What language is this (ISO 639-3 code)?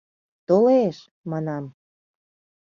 chm